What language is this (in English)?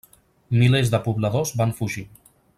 Catalan